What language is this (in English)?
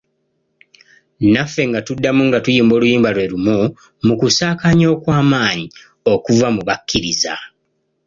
Ganda